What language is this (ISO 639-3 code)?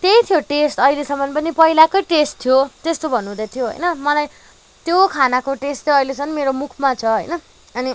nep